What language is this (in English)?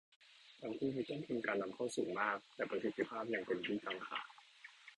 Thai